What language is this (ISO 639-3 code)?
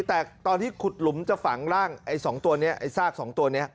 tha